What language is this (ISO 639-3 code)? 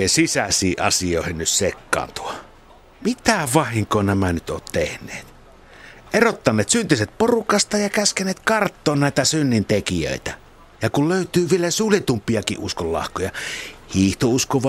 fin